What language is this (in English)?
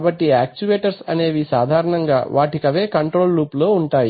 Telugu